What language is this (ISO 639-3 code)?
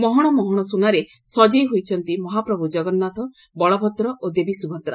ori